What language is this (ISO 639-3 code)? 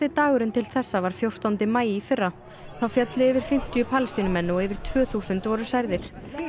isl